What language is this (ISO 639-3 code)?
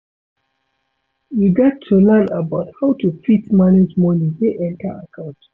pcm